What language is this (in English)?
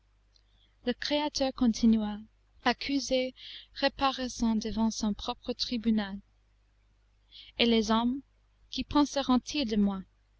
French